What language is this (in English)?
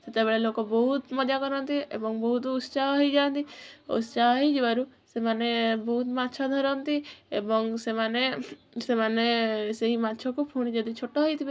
Odia